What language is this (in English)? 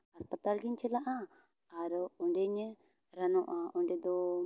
Santali